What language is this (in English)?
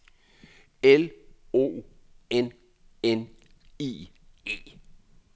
Danish